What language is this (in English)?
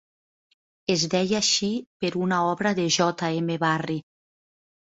Catalan